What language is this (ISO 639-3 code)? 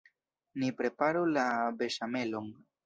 epo